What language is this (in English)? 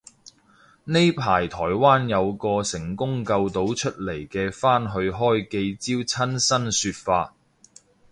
Cantonese